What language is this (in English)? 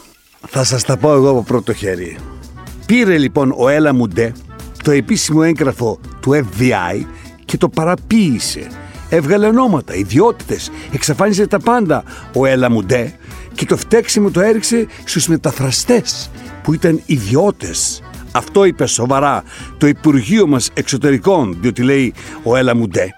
Greek